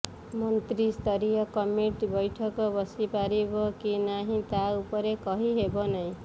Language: Odia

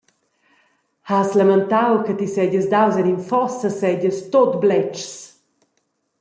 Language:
Romansh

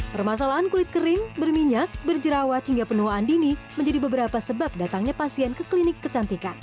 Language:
Indonesian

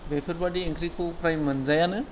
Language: Bodo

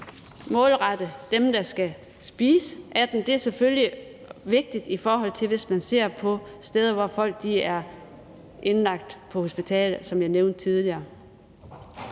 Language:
Danish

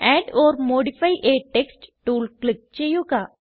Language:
Malayalam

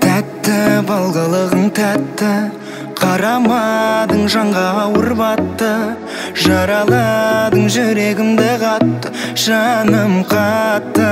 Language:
Dutch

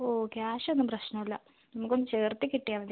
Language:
Malayalam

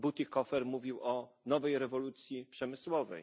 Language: Polish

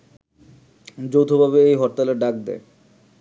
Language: Bangla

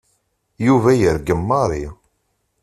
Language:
Kabyle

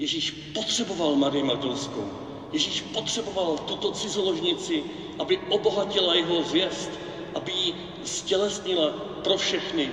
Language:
Czech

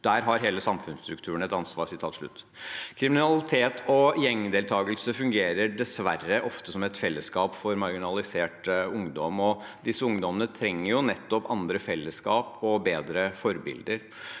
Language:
Norwegian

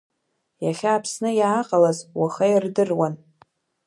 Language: Abkhazian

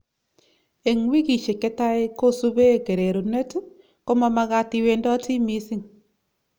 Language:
Kalenjin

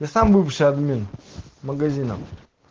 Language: Russian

